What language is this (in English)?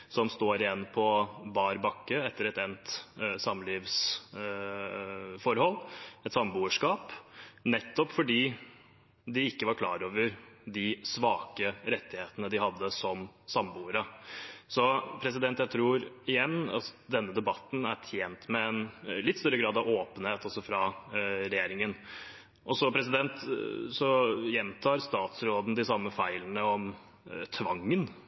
Norwegian Bokmål